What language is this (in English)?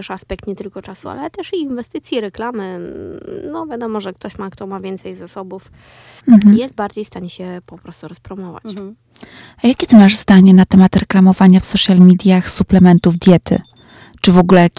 Polish